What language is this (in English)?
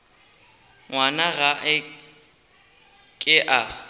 Northern Sotho